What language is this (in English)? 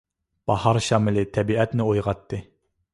Uyghur